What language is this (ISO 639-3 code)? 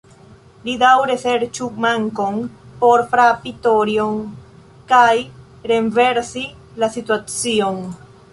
epo